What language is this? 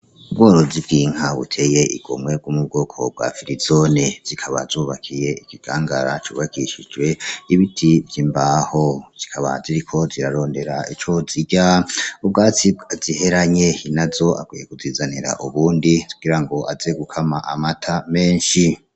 Rundi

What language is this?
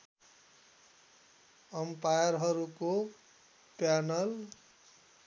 Nepali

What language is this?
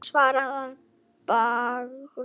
Icelandic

